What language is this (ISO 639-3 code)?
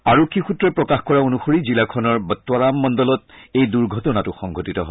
asm